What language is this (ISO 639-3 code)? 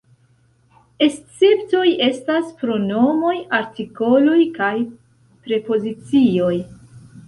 epo